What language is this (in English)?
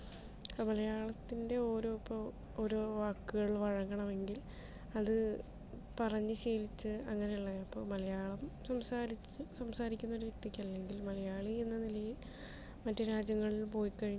Malayalam